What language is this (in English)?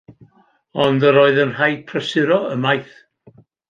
Welsh